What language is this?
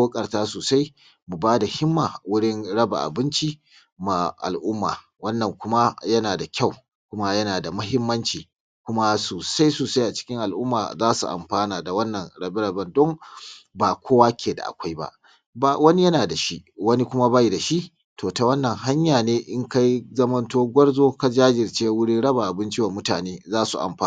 Hausa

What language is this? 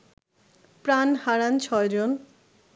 Bangla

